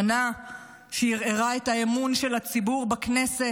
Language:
Hebrew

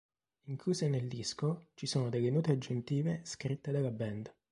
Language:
Italian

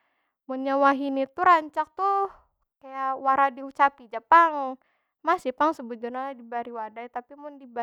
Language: Banjar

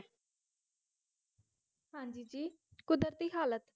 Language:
Punjabi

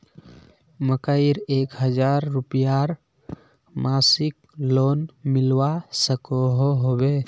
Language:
Magahi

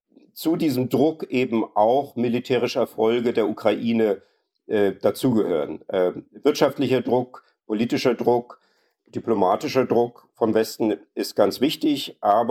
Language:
German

